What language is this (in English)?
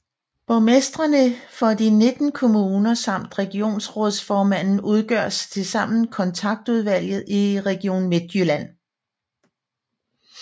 Danish